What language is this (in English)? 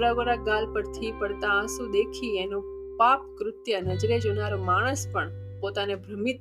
Gujarati